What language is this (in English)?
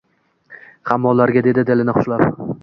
Uzbek